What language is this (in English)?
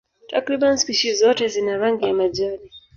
Swahili